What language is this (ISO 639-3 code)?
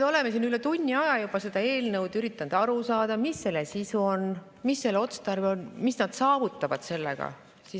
est